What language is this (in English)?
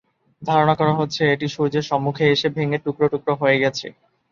Bangla